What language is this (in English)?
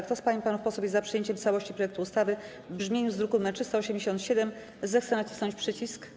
Polish